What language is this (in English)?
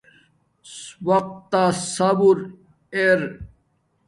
Domaaki